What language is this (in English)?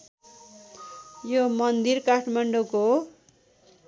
Nepali